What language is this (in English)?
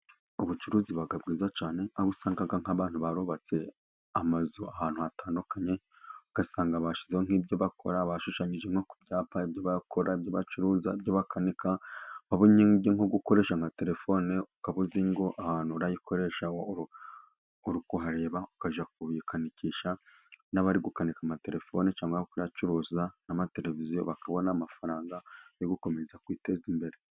Kinyarwanda